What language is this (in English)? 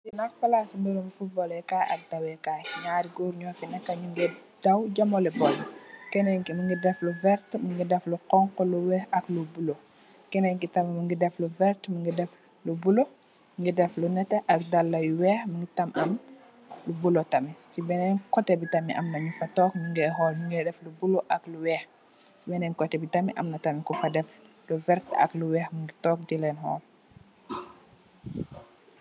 Wolof